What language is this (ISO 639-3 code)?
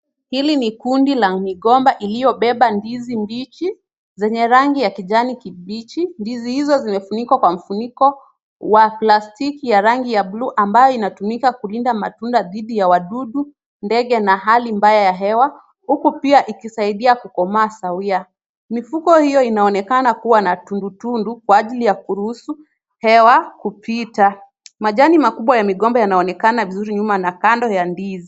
swa